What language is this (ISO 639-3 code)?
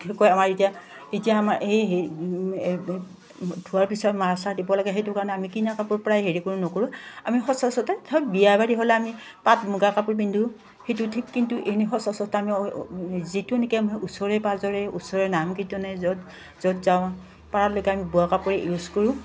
asm